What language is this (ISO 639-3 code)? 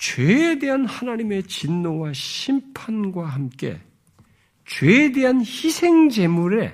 kor